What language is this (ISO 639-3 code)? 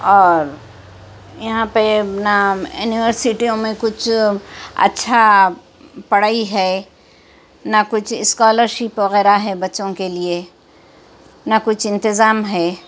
urd